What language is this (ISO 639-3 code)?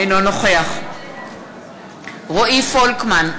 heb